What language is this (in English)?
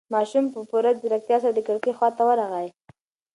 Pashto